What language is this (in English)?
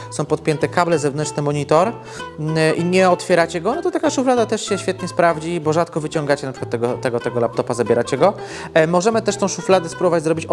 Polish